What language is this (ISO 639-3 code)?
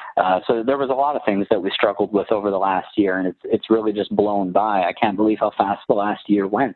eng